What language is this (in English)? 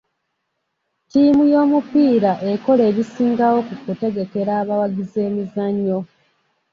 Ganda